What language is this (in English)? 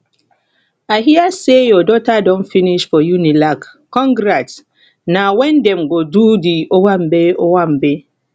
Nigerian Pidgin